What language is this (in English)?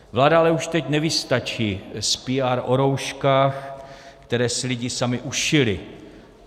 Czech